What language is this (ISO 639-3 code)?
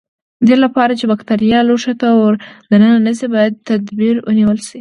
pus